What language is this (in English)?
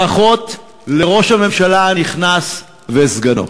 Hebrew